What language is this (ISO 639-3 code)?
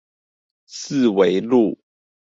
zho